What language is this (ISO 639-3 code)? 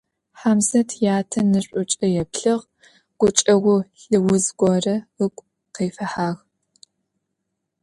ady